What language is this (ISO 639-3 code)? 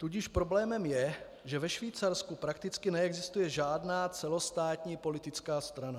ces